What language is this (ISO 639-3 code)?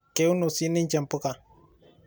mas